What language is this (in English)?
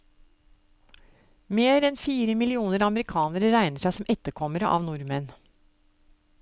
Norwegian